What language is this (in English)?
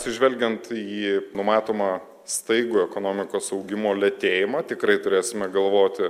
Lithuanian